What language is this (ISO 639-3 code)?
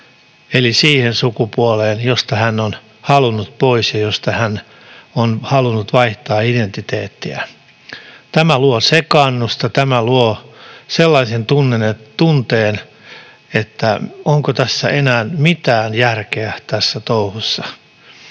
fin